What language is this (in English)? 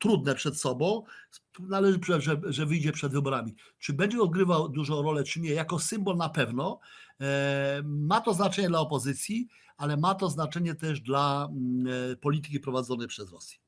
Polish